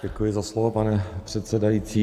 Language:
Czech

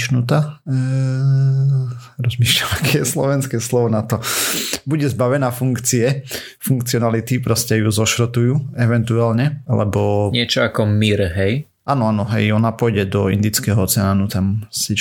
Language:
Slovak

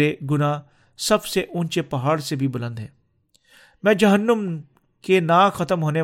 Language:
Urdu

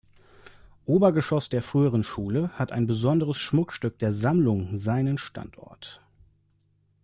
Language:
German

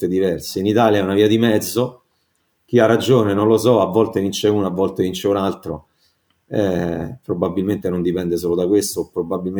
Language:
Italian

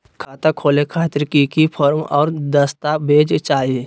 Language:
Magahi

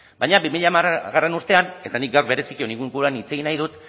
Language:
Basque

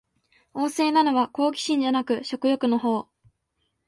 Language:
Japanese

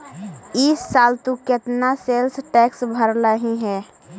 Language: Magahi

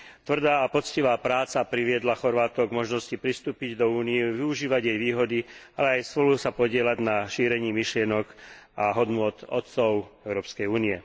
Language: Slovak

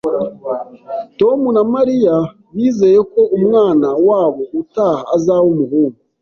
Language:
Kinyarwanda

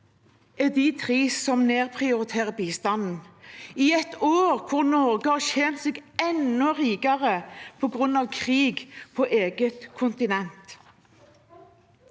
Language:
Norwegian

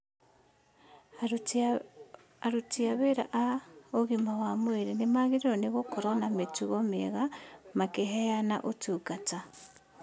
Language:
Kikuyu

